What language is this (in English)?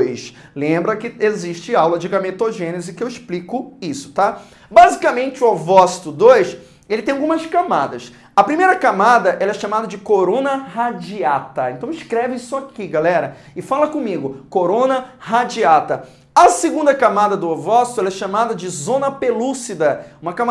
Portuguese